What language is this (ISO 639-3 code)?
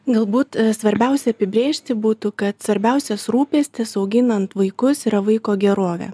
lit